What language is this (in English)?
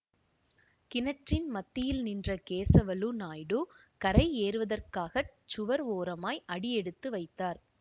Tamil